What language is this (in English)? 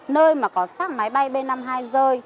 Vietnamese